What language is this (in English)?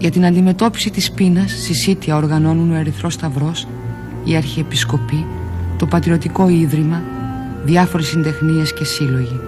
Greek